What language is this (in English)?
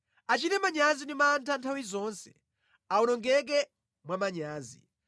Nyanja